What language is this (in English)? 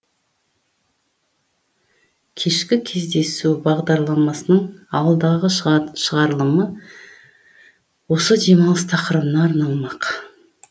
Kazakh